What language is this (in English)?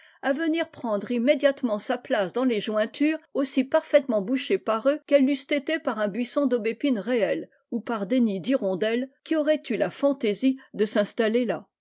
French